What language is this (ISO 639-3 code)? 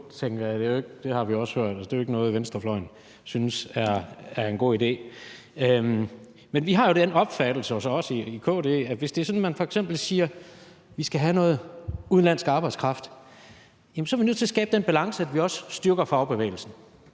dan